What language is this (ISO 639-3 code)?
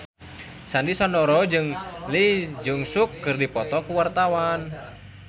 sun